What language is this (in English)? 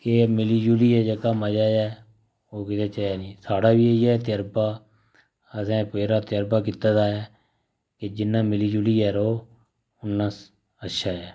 Dogri